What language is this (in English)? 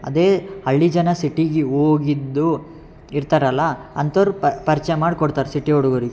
Kannada